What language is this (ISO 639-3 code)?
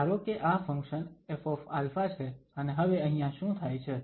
guj